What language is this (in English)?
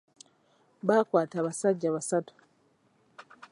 Ganda